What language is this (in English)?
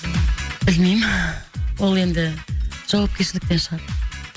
Kazakh